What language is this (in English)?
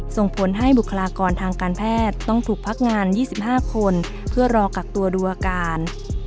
Thai